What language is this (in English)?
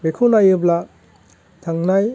Bodo